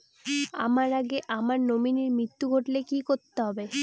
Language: Bangla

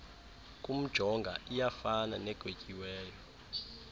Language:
Xhosa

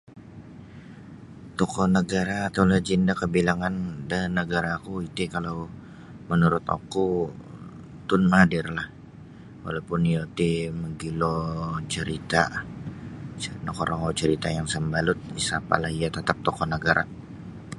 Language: Sabah Bisaya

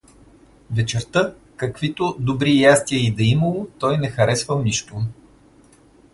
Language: Bulgarian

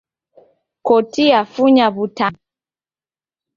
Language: Taita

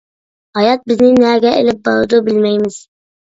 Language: Uyghur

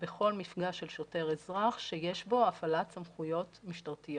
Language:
Hebrew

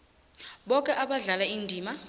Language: South Ndebele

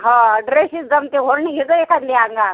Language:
Marathi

